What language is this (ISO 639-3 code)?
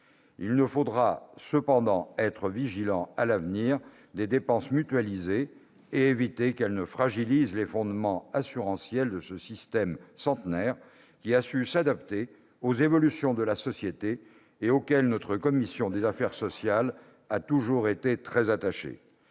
fra